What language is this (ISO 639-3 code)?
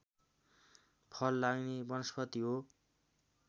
nep